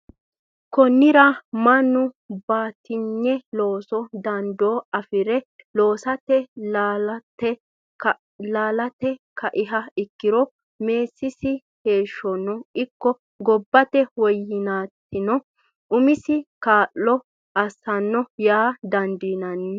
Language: Sidamo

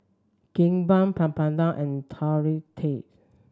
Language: English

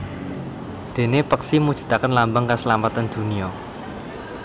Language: Javanese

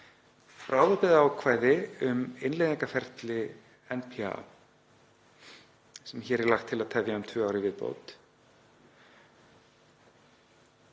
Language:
Icelandic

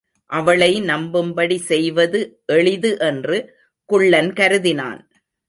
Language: Tamil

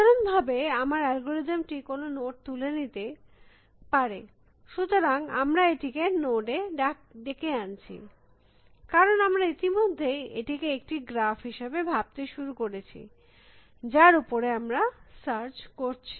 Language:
Bangla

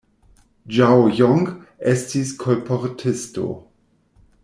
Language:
Esperanto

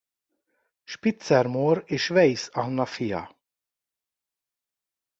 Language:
Hungarian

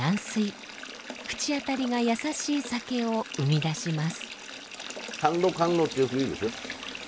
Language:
Japanese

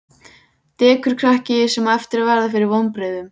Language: Icelandic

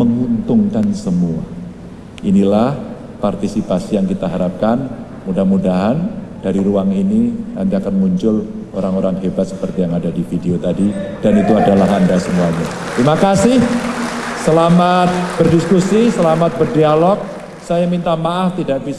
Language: Indonesian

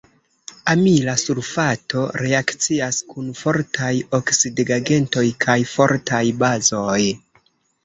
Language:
Esperanto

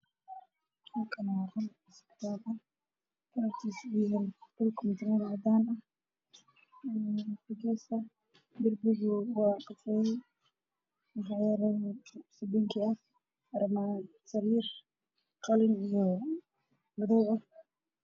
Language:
Somali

